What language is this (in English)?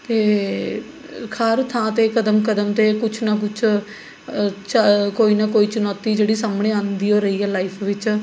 Punjabi